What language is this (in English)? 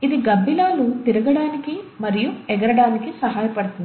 Telugu